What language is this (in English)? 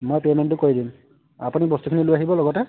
Assamese